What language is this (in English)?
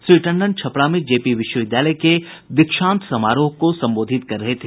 Hindi